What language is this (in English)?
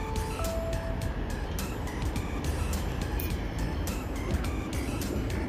Filipino